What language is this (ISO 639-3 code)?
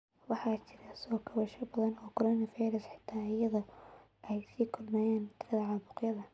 som